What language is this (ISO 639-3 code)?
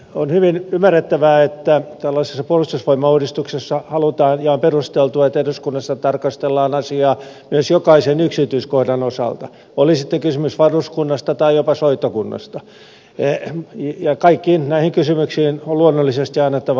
fin